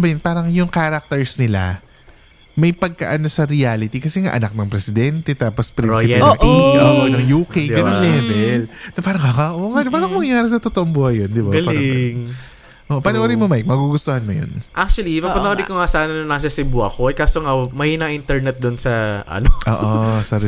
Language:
Filipino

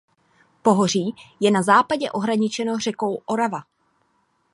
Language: Czech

